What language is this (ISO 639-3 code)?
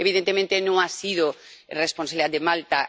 spa